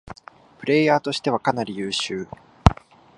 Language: Japanese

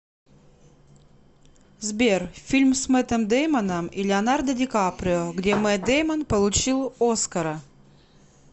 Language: Russian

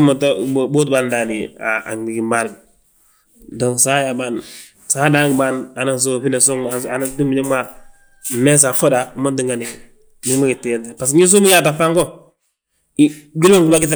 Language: Balanta-Ganja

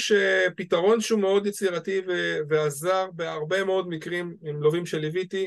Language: Hebrew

